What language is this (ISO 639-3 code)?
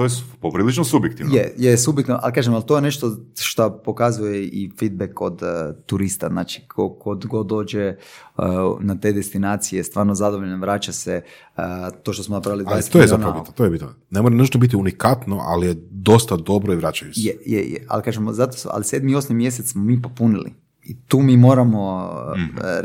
hrv